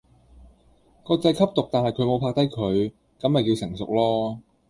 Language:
Cantonese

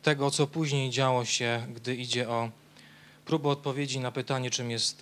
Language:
Polish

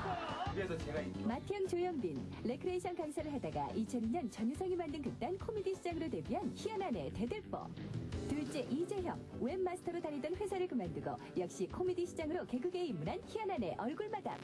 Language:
Korean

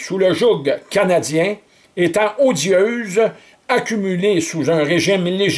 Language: French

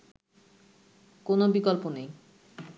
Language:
Bangla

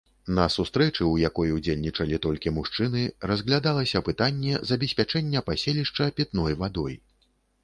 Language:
Belarusian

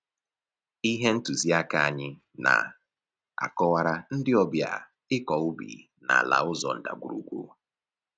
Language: Igbo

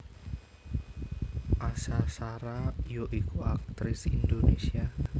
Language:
Javanese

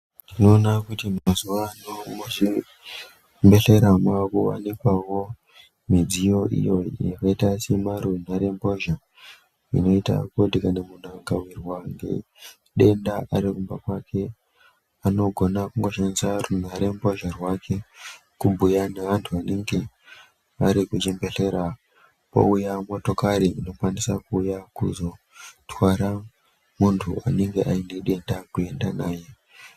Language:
Ndau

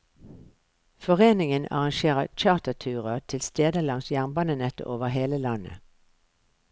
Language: Norwegian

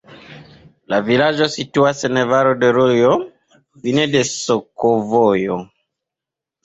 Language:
Esperanto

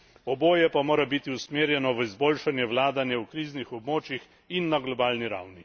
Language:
Slovenian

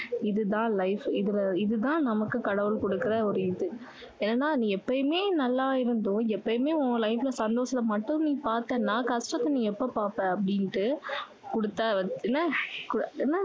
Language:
Tamil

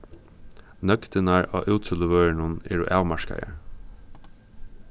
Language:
Faroese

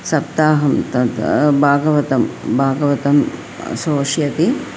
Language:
Sanskrit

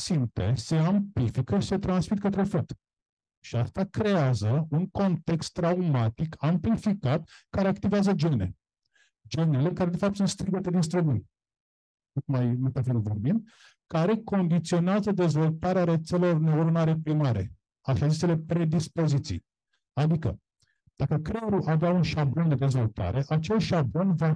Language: Romanian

